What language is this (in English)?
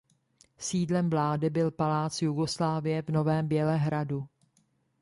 Czech